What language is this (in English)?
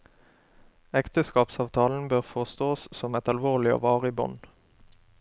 Norwegian